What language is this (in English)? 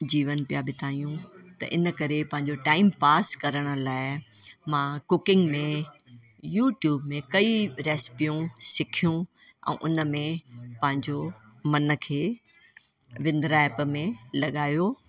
Sindhi